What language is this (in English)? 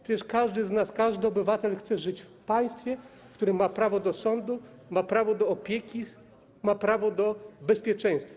Polish